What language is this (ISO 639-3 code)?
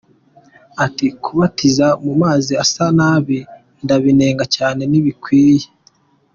kin